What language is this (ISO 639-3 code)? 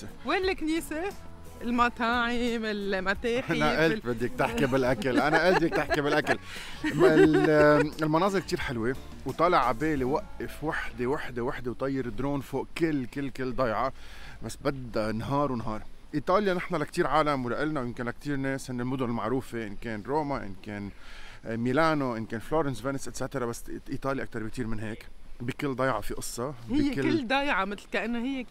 ara